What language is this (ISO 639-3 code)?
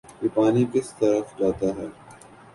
urd